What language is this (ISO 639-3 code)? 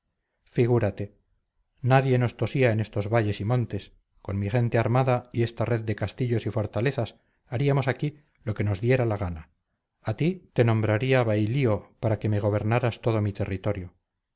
spa